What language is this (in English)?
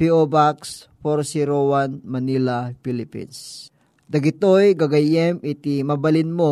Filipino